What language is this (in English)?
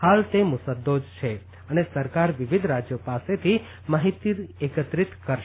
Gujarati